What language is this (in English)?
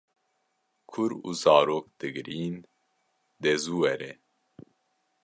Kurdish